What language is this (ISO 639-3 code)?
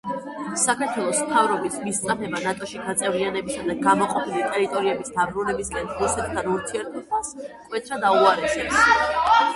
kat